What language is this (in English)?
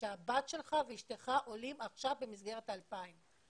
Hebrew